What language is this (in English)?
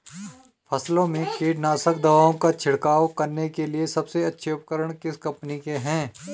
Hindi